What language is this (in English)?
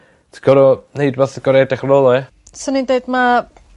Welsh